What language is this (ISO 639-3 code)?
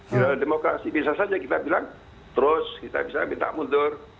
ind